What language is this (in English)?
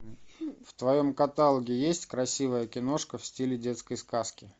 Russian